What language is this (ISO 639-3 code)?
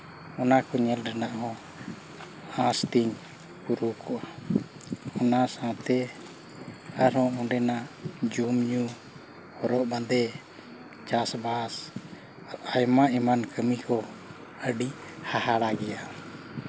sat